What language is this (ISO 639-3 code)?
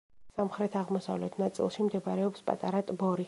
kat